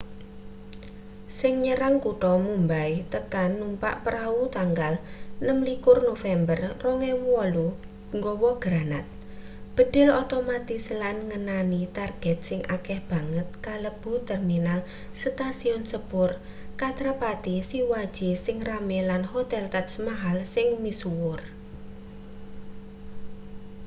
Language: Javanese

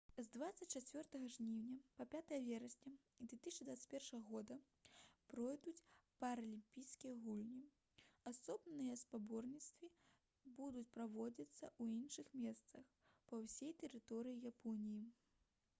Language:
Belarusian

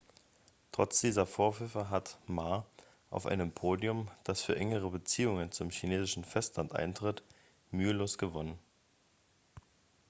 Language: German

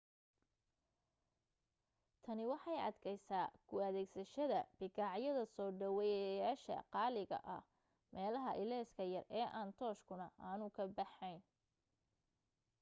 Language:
Somali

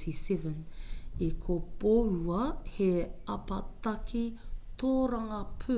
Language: Māori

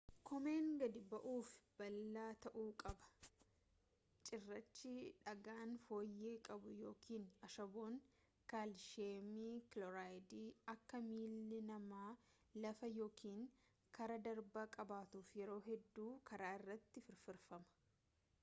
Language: Oromo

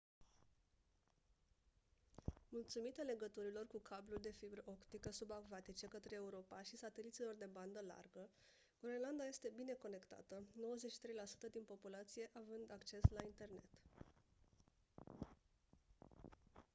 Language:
Romanian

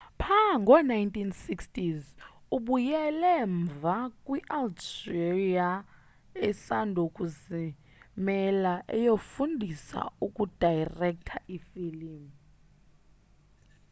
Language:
Xhosa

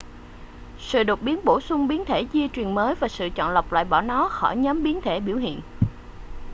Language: Vietnamese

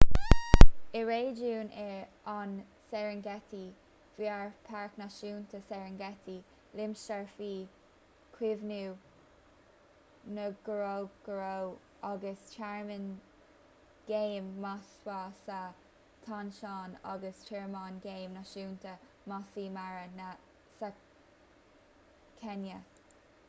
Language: Irish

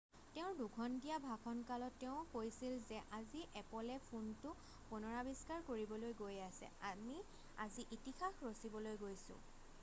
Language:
Assamese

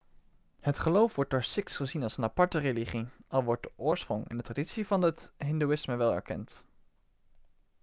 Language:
Dutch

